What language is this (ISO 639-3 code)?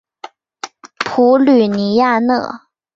zho